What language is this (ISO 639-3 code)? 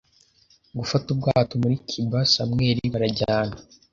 kin